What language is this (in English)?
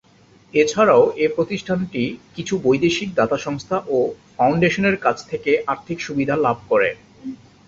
Bangla